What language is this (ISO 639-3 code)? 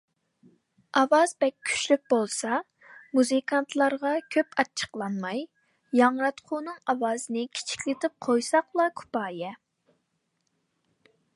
uig